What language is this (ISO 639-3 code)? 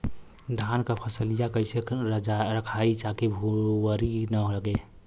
bho